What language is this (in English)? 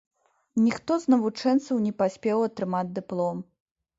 Belarusian